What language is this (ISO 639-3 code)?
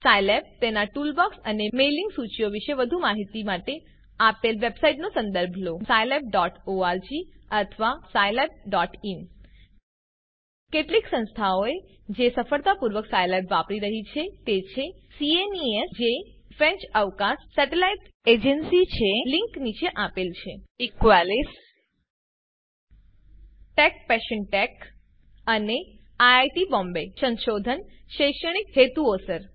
guj